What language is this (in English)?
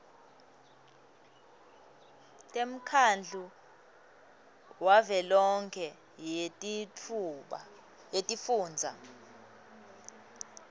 Swati